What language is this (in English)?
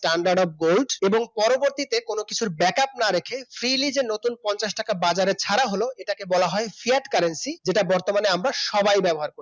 Bangla